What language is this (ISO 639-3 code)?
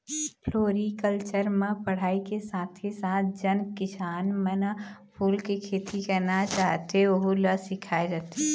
hne